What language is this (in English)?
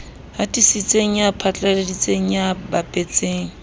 Southern Sotho